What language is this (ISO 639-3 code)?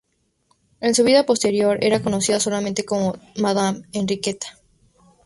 spa